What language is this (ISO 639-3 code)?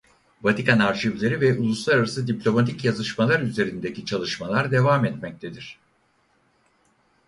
tur